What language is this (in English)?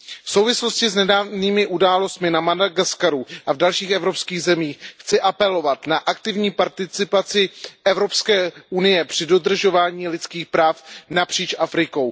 Czech